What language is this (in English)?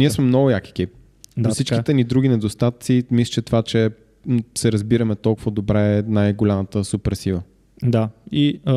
Bulgarian